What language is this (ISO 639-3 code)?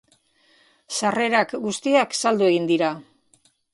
eus